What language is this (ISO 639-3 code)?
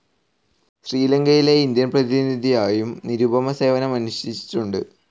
mal